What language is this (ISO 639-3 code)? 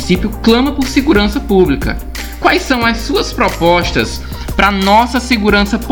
por